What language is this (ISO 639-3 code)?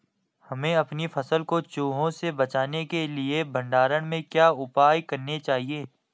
hin